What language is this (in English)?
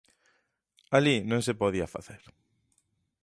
Galician